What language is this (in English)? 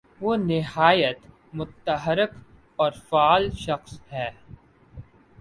Urdu